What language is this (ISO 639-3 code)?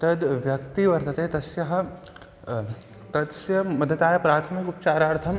san